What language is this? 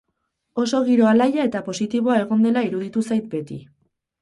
Basque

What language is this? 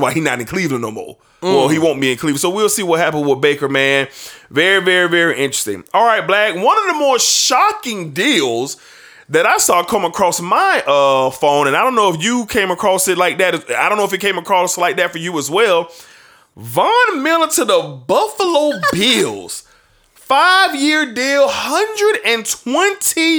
English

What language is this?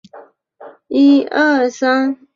Chinese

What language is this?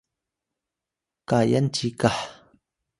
Atayal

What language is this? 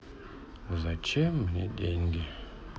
Russian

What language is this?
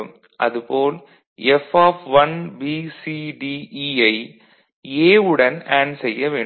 Tamil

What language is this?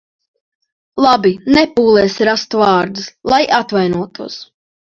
Latvian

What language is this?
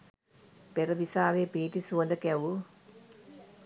Sinhala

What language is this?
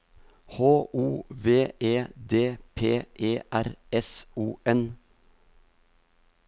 Norwegian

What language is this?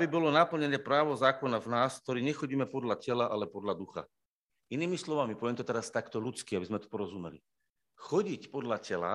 Slovak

